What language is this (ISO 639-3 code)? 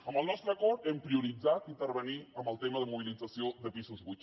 cat